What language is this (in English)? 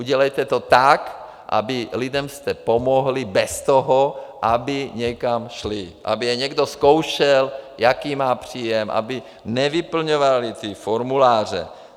Czech